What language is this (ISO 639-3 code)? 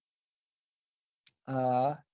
guj